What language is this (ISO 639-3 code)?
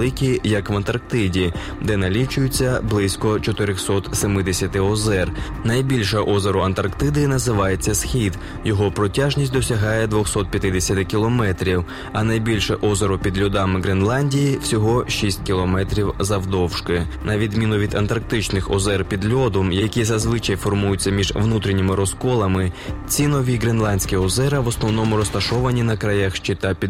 ukr